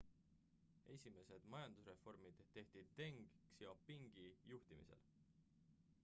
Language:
Estonian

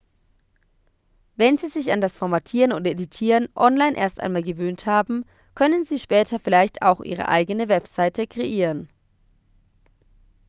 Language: German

